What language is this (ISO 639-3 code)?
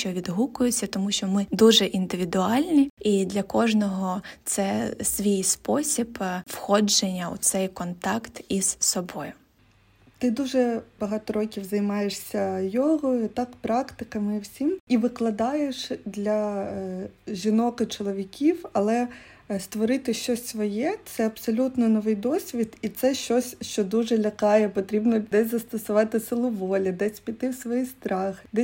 ukr